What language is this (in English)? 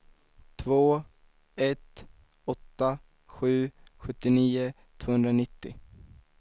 Swedish